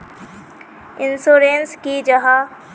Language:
Magahi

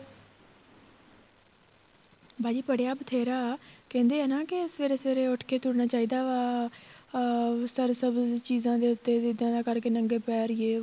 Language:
Punjabi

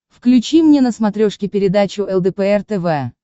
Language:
Russian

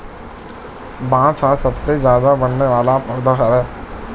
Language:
Chhattisgarhi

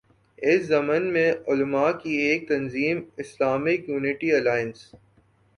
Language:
Urdu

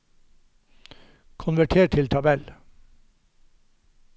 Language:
Norwegian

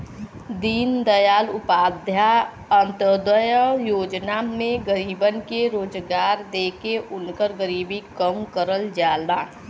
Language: Bhojpuri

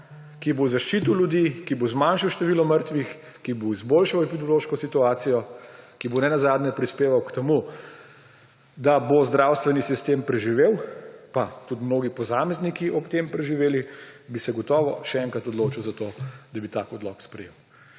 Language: Slovenian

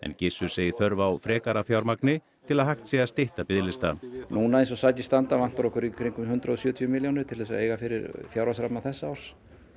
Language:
Icelandic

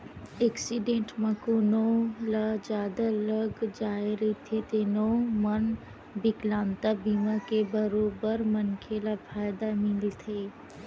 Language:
Chhattisgarhi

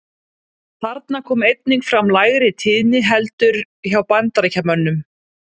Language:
Icelandic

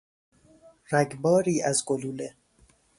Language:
Persian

